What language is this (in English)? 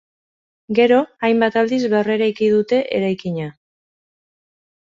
Basque